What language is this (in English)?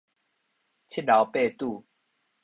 Min Nan Chinese